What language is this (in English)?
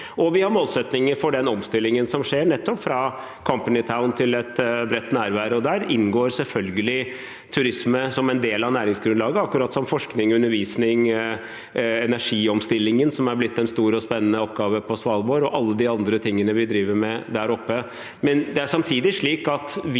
Norwegian